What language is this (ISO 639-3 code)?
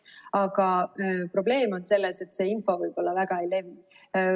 est